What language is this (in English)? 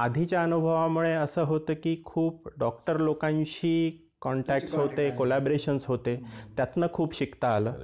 Marathi